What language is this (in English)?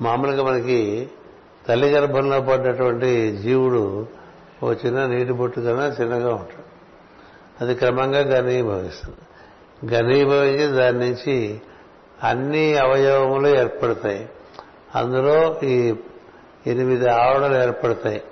Telugu